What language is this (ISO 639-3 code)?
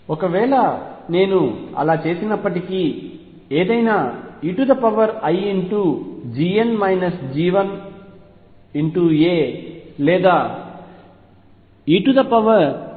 tel